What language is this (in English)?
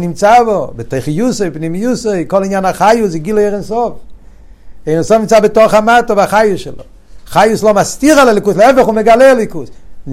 Hebrew